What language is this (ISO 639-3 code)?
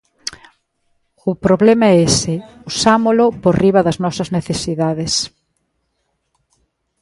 glg